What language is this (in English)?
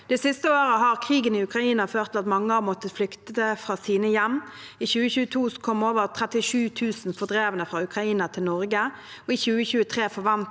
Norwegian